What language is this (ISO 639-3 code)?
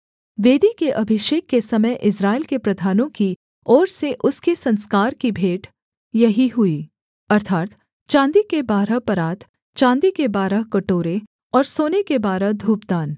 hin